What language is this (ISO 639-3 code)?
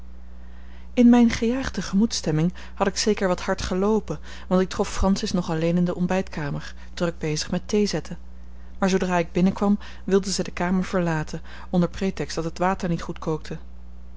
nld